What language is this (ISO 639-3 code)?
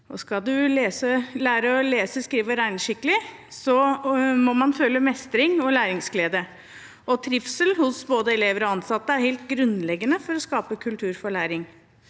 nor